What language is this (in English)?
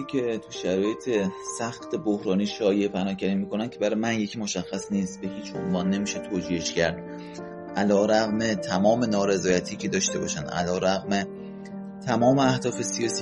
Persian